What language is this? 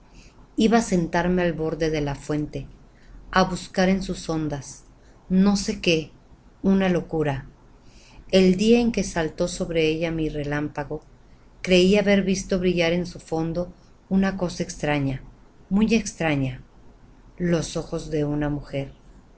Spanish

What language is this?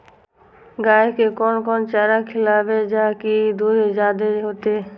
Maithili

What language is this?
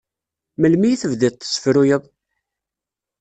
Kabyle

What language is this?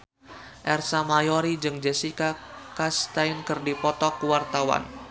Sundanese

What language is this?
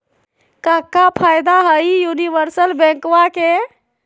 Magahi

